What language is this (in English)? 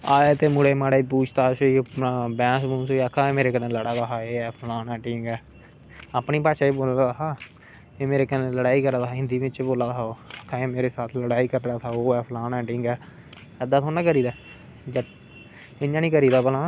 Dogri